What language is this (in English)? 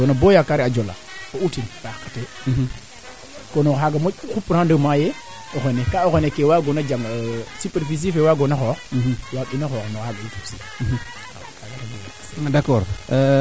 Serer